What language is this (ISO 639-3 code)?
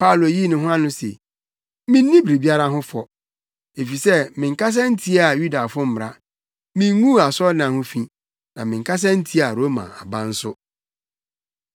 aka